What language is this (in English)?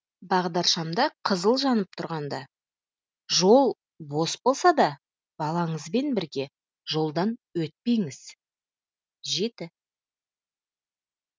Kazakh